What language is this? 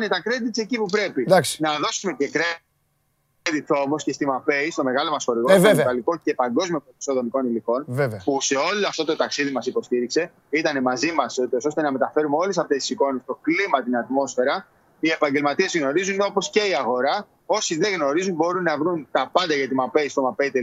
Greek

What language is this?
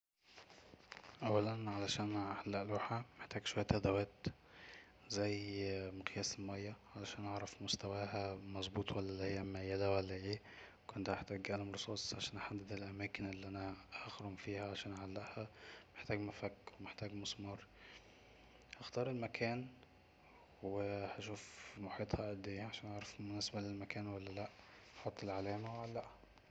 Egyptian Arabic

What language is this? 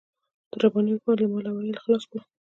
Pashto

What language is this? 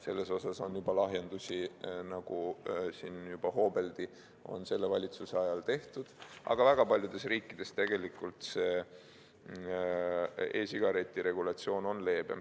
Estonian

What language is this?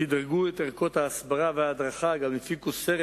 Hebrew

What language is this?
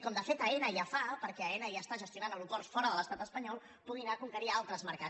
Catalan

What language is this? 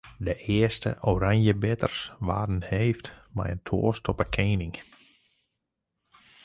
Western Frisian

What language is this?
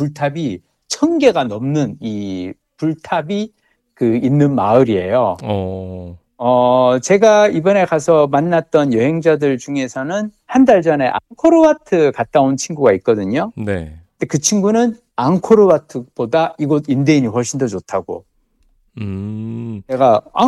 Korean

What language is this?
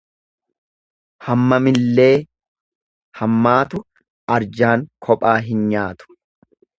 Oromo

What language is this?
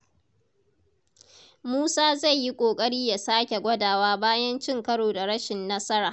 Hausa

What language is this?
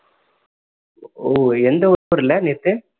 Tamil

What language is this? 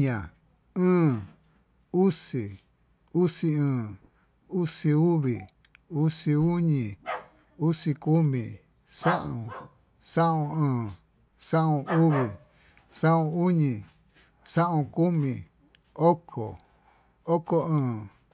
Tututepec Mixtec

